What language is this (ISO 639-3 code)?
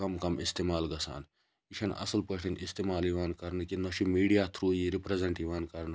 kas